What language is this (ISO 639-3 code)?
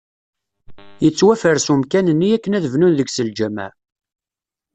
kab